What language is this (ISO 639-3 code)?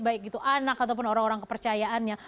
ind